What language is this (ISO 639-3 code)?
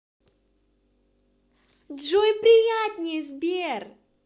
rus